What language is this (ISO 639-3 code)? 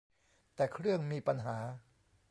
tha